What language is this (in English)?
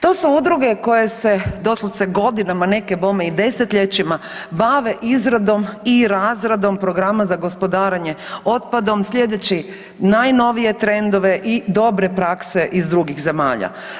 Croatian